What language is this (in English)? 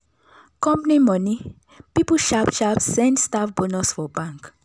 Nigerian Pidgin